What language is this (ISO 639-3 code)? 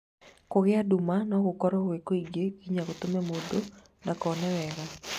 kik